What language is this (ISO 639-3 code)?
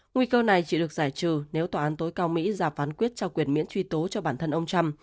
vie